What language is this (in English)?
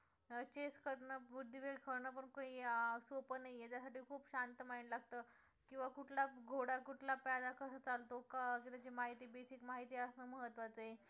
Marathi